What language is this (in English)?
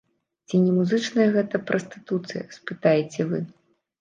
Belarusian